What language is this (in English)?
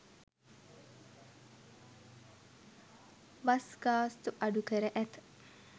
Sinhala